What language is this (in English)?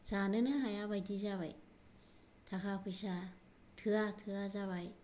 Bodo